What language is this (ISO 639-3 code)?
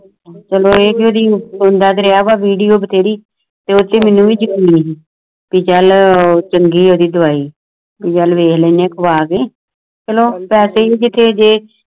pan